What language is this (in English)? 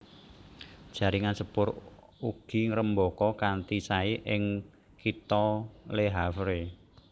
Javanese